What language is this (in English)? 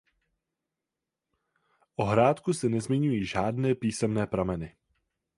Czech